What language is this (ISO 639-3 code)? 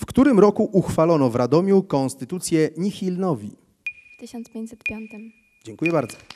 pol